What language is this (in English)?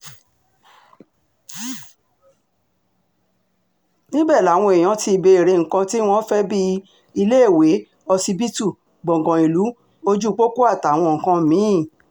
Yoruba